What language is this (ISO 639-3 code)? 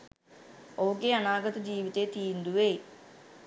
sin